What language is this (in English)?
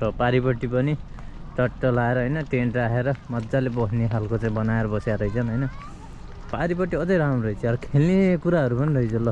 Nepali